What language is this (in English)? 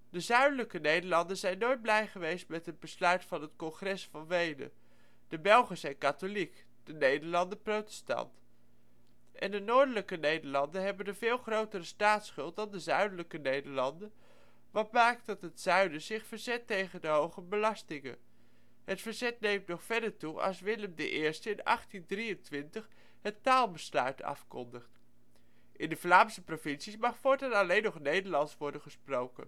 Dutch